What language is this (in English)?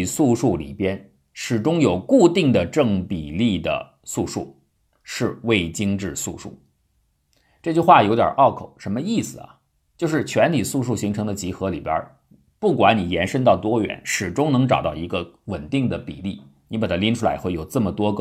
Chinese